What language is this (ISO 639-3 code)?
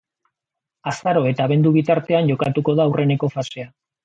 eus